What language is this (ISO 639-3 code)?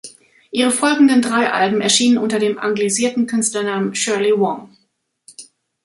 deu